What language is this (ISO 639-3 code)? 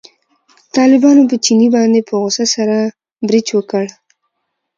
pus